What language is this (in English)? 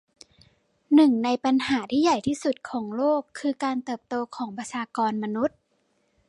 Thai